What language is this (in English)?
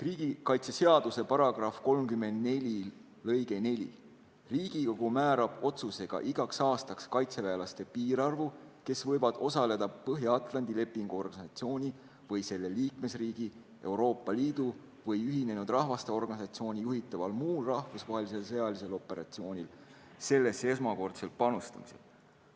Estonian